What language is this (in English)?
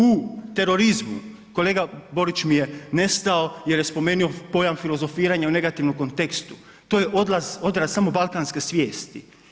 Croatian